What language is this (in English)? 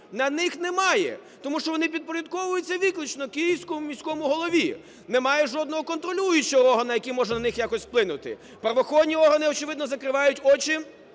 Ukrainian